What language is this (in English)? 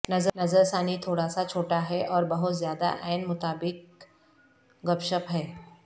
Urdu